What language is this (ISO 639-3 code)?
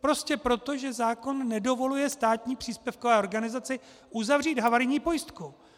ces